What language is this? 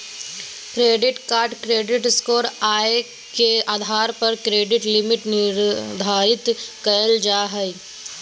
Magahi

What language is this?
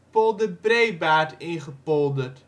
Dutch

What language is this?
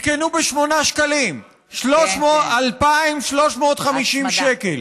Hebrew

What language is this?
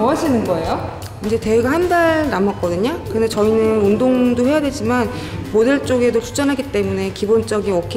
Korean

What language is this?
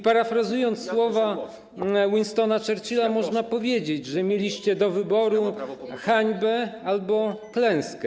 Polish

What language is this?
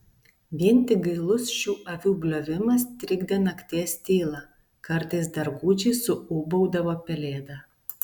Lithuanian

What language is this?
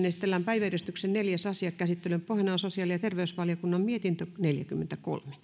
Finnish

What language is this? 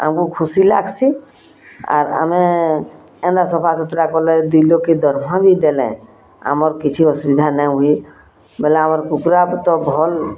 Odia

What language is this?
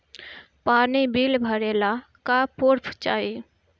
Bhojpuri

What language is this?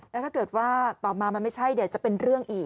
Thai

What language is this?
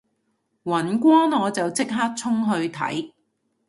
Cantonese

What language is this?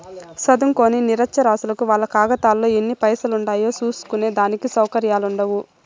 Telugu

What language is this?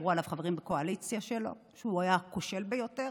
Hebrew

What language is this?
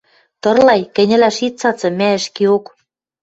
Western Mari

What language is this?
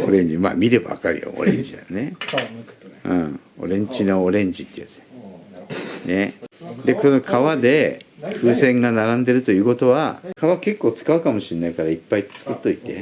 Japanese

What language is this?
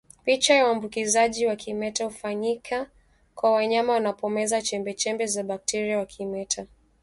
Swahili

